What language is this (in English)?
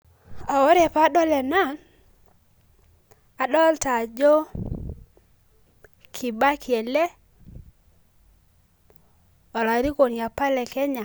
Masai